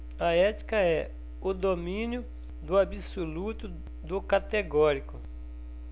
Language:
Portuguese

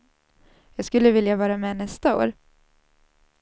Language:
Swedish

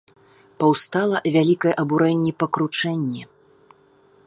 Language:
Belarusian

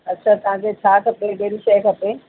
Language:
Sindhi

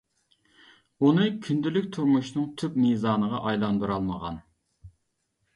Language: Uyghur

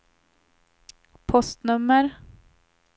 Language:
Swedish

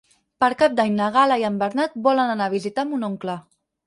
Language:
Catalan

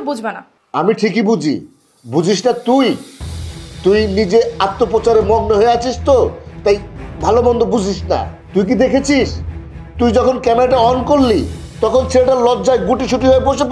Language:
Arabic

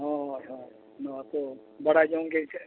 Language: Santali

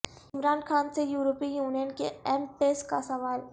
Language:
Urdu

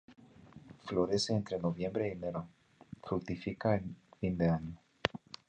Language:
Spanish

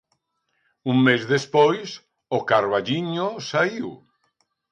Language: Galician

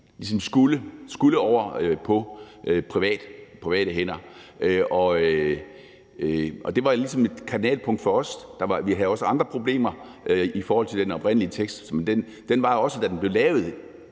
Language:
Danish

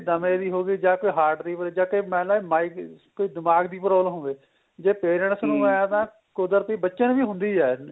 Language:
Punjabi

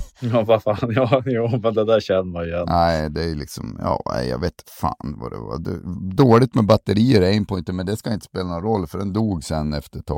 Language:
Swedish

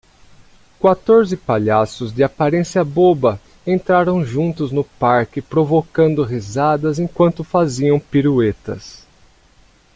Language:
Portuguese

